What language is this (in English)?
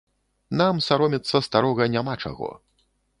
Belarusian